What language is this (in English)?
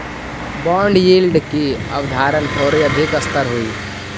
Magahi